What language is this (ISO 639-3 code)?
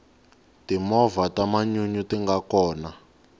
tso